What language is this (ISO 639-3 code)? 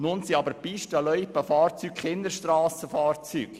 gsw